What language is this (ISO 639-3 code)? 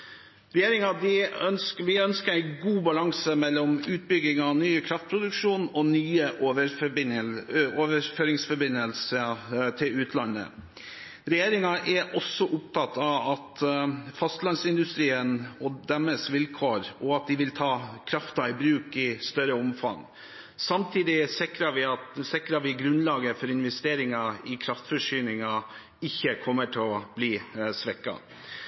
nob